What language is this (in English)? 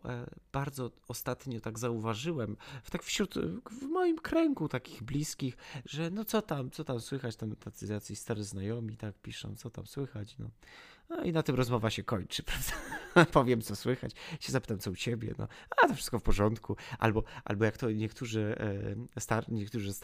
Polish